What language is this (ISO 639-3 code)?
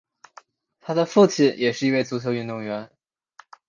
zho